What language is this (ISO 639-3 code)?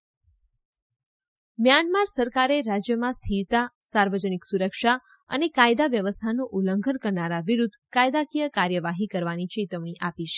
guj